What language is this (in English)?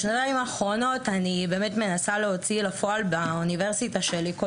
Hebrew